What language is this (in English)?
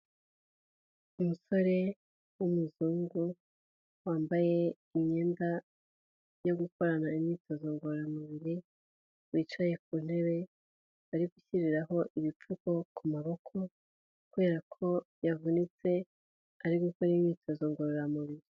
Kinyarwanda